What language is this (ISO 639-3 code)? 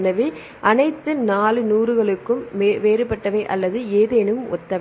tam